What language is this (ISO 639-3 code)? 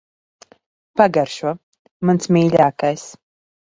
lav